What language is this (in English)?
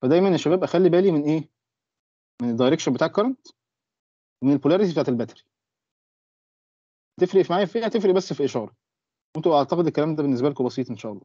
Arabic